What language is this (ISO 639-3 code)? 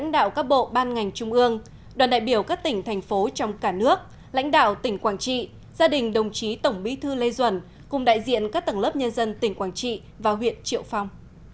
vie